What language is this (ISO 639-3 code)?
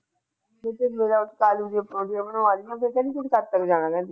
pan